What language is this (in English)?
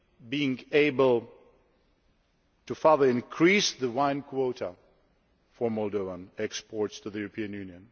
English